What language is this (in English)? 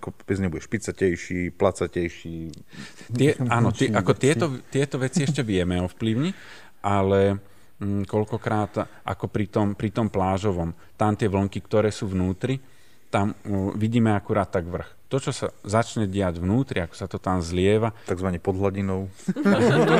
Slovak